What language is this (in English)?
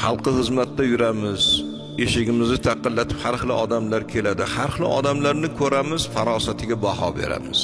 Turkish